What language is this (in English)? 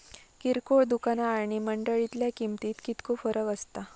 Marathi